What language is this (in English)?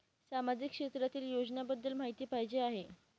Marathi